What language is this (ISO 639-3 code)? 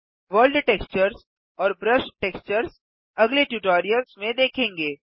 hin